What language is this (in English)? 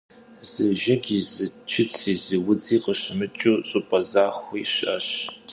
Kabardian